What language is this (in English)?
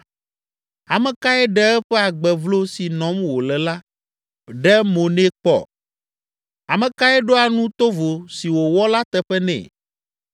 Ewe